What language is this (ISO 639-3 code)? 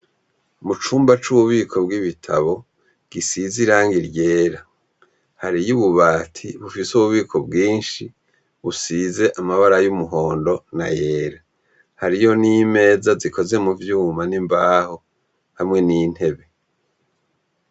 run